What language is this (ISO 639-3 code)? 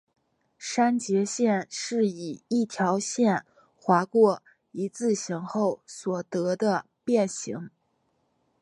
zho